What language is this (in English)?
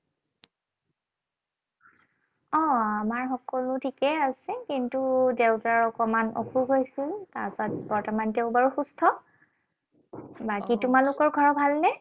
Assamese